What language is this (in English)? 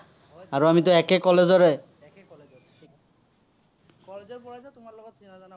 Assamese